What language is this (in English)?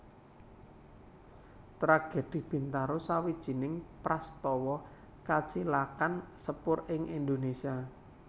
Javanese